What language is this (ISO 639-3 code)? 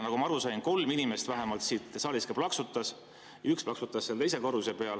est